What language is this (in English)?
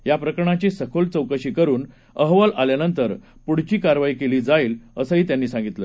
Marathi